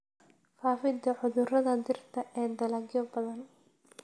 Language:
Somali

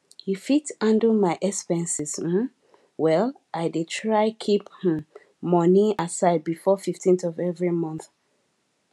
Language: Nigerian Pidgin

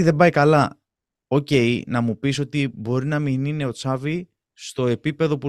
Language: Greek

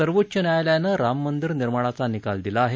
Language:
Marathi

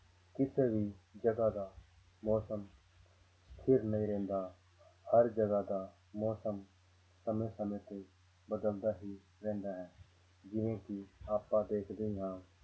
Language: Punjabi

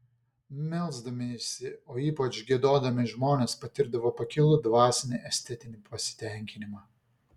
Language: Lithuanian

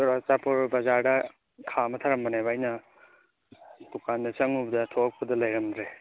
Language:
Manipuri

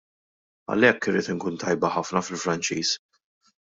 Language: Maltese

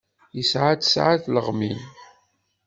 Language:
Kabyle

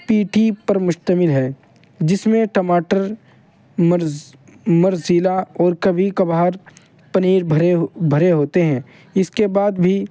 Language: Urdu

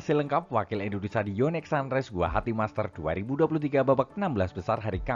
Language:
Indonesian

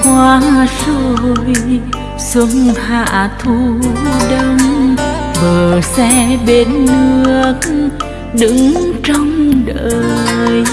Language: Vietnamese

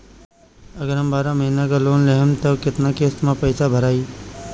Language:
Bhojpuri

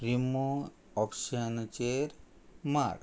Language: Konkani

